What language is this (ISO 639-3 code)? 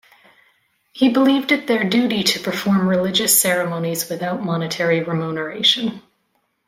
eng